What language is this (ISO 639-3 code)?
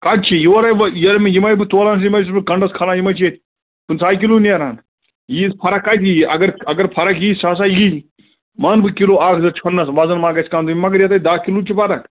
kas